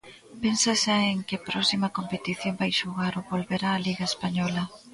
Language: Galician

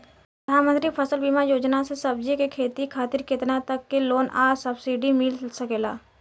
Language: Bhojpuri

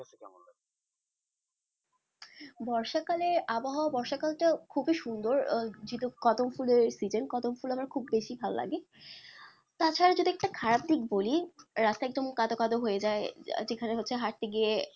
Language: Bangla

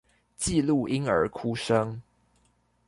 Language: Chinese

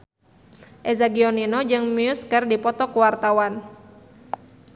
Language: Sundanese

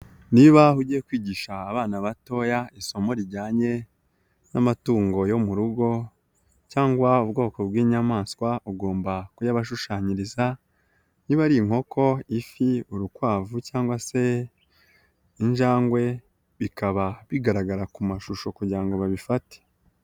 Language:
Kinyarwanda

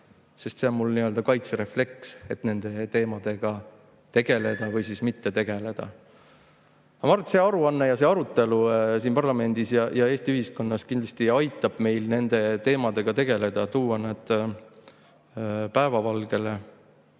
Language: Estonian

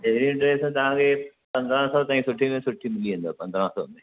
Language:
Sindhi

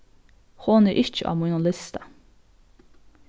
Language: Faroese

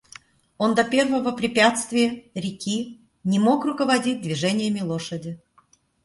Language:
Russian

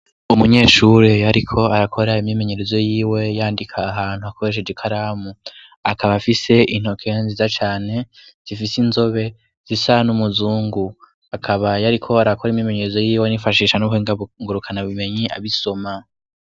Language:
Rundi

